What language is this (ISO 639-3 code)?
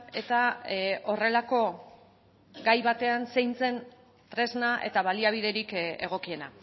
eus